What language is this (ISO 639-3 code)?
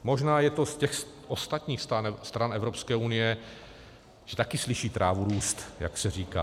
ces